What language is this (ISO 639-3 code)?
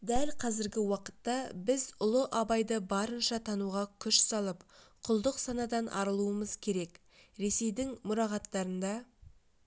kaz